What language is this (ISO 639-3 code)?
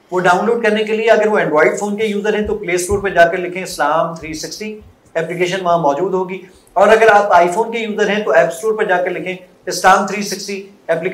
urd